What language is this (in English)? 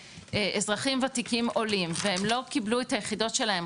Hebrew